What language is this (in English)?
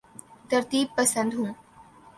Urdu